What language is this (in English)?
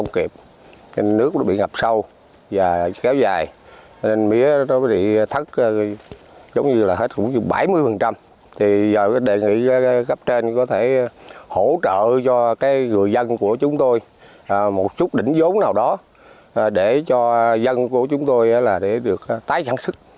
Vietnamese